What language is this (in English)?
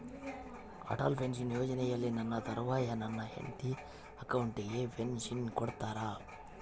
Kannada